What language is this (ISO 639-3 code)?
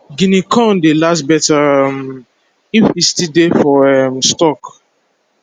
pcm